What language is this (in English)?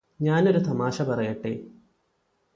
Malayalam